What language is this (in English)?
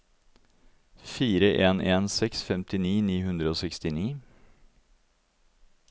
Norwegian